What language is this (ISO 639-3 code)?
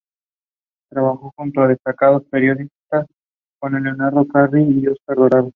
spa